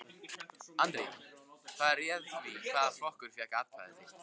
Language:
Icelandic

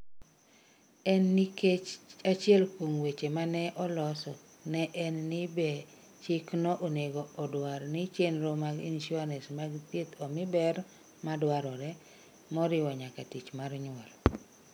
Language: Luo (Kenya and Tanzania)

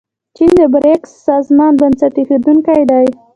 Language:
Pashto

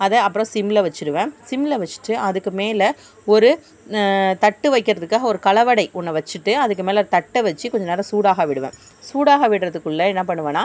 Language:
Tamil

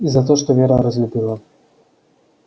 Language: Russian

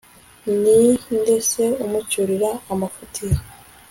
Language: Kinyarwanda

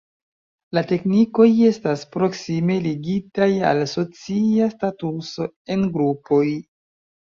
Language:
Esperanto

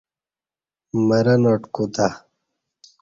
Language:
Kati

